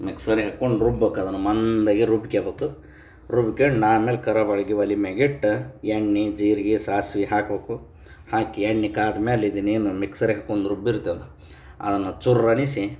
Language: Kannada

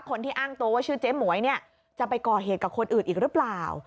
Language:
Thai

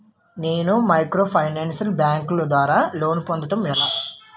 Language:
Telugu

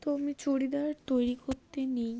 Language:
Bangla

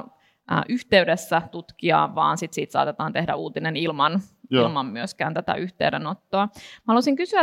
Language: Finnish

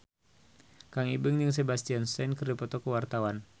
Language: Sundanese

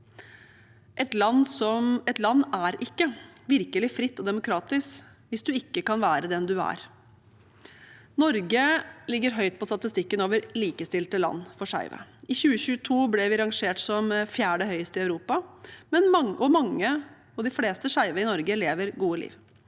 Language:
Norwegian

